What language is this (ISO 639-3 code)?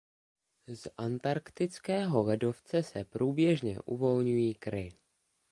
ces